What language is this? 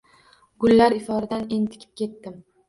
Uzbek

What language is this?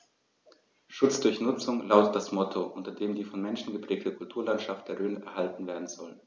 German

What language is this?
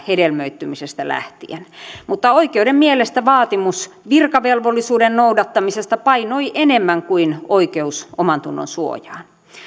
Finnish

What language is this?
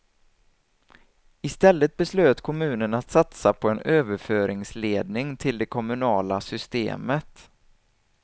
Swedish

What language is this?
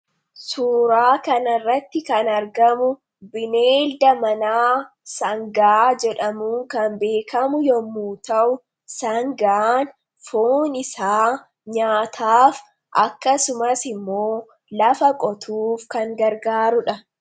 Oromo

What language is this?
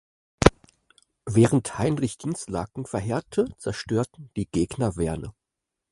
German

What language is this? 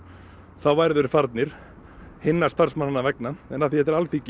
Icelandic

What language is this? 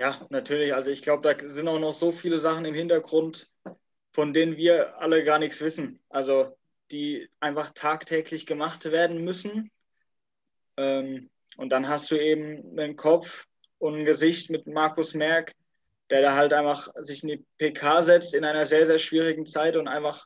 German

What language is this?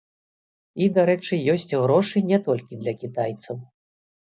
Belarusian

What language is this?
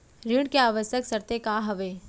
Chhattisgarhi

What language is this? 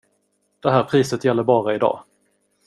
Swedish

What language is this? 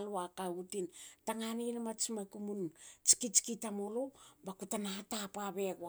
Hakö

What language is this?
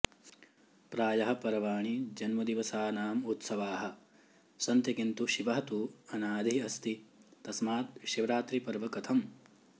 Sanskrit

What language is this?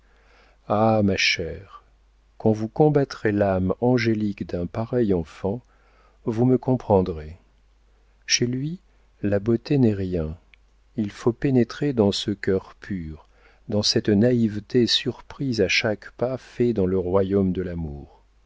French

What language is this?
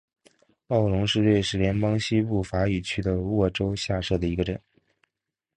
Chinese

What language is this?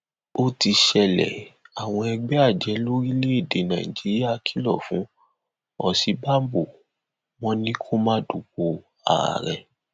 Yoruba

